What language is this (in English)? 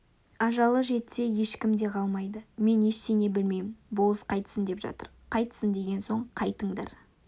Kazakh